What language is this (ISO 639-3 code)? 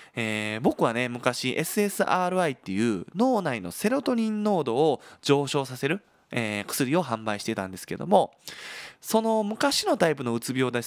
jpn